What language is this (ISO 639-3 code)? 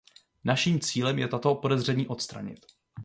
ces